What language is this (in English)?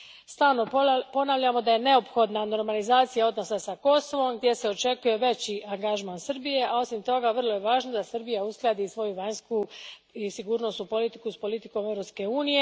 Croatian